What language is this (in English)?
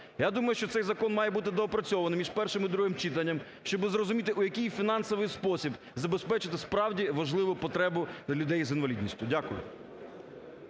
Ukrainian